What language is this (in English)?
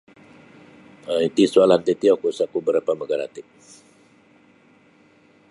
Sabah Bisaya